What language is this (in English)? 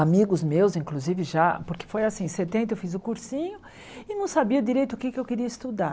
Portuguese